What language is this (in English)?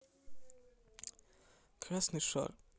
Russian